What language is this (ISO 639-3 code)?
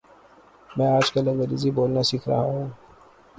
urd